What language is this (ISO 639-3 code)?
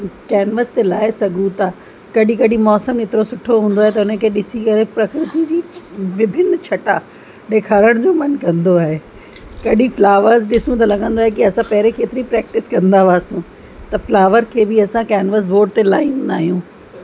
snd